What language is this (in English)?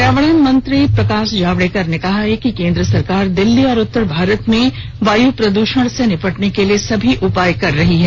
Hindi